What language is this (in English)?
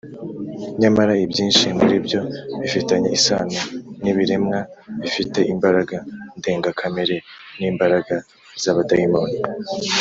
Kinyarwanda